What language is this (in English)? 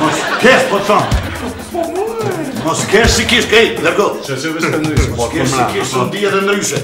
Bulgarian